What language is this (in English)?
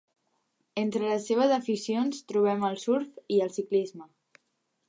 Catalan